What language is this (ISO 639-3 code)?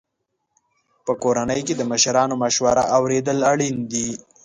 pus